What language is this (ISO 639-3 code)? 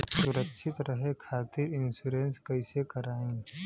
bho